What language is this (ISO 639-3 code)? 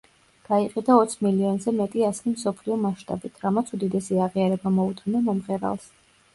kat